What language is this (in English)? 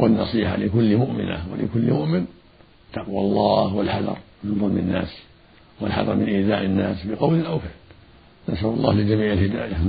Arabic